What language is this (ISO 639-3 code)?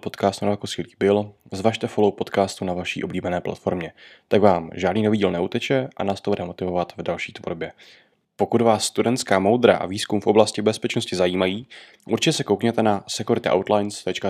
ces